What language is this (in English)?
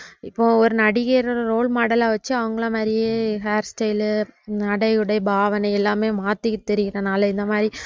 Tamil